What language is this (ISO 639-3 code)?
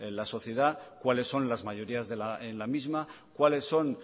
spa